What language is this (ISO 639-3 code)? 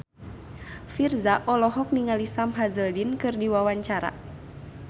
sun